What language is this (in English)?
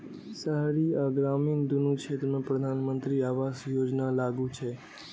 Maithili